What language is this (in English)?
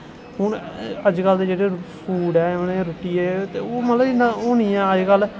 Dogri